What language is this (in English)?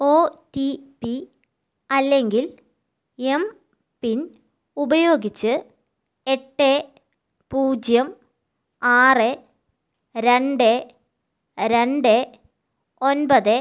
Malayalam